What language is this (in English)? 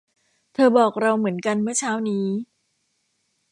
Thai